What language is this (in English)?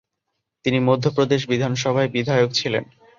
Bangla